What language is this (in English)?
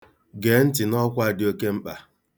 Igbo